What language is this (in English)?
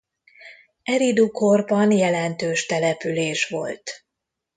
Hungarian